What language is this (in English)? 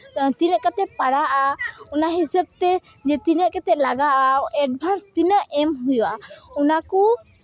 Santali